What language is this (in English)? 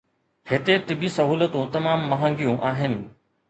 Sindhi